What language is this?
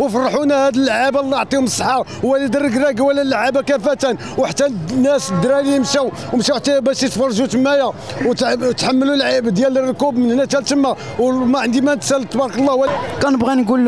Arabic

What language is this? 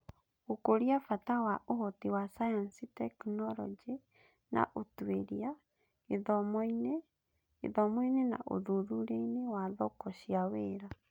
Kikuyu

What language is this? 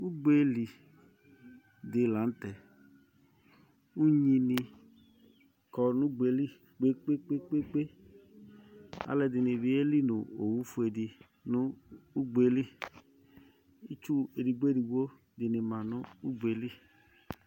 Ikposo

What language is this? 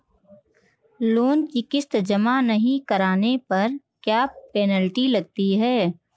Hindi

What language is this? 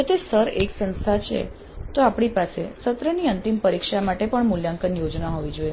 Gujarati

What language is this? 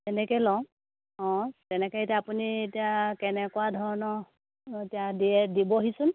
Assamese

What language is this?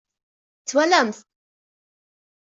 Kabyle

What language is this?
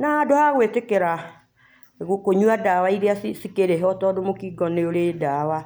Kikuyu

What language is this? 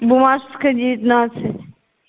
Russian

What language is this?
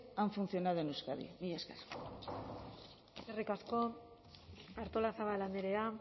Basque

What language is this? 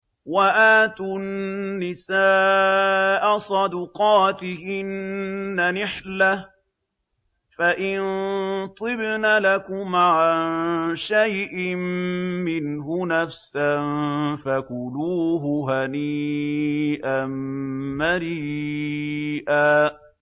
Arabic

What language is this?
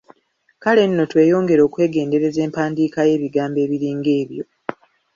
Ganda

